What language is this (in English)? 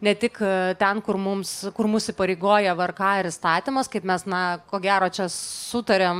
Lithuanian